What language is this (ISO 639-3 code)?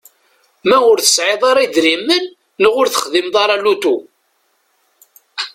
kab